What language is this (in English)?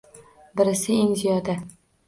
Uzbek